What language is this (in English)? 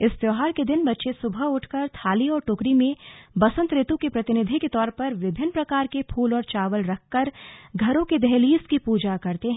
Hindi